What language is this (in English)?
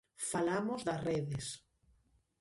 Galician